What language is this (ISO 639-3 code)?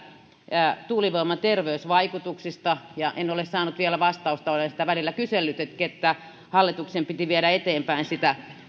fin